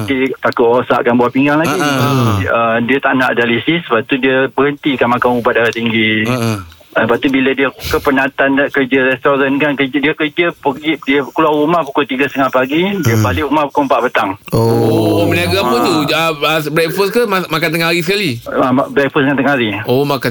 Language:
Malay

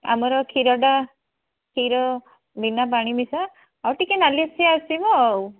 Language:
Odia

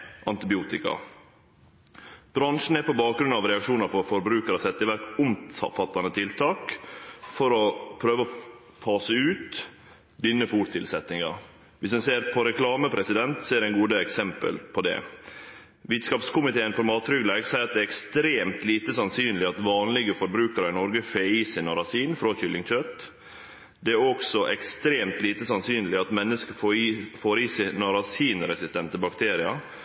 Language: Norwegian Nynorsk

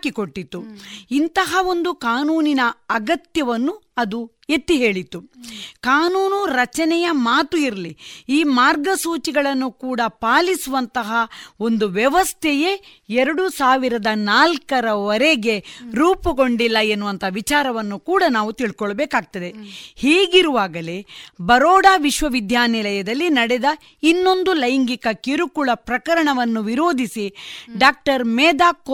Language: Kannada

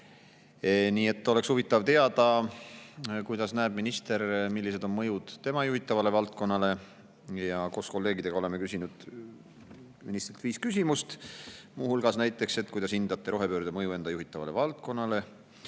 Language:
Estonian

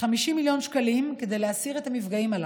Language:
Hebrew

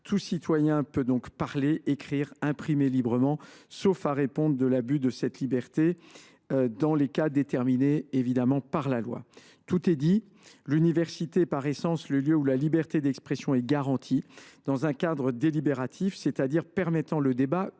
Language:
French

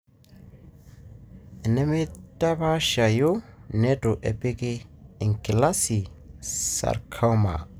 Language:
Masai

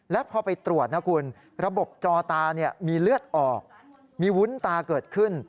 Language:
Thai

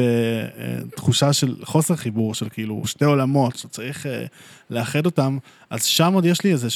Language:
Hebrew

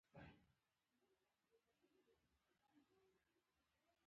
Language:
Pashto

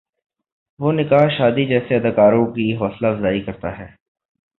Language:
Urdu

